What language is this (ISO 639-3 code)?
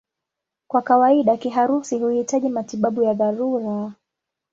swa